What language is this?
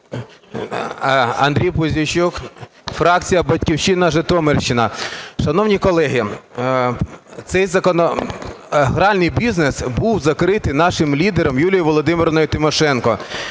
Ukrainian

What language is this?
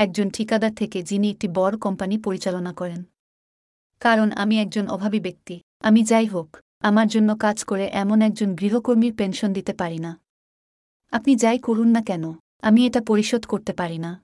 Bangla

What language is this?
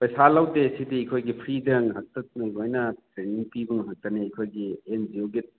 Manipuri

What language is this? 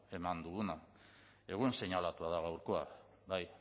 Basque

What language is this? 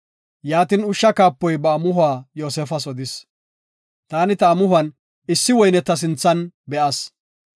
Gofa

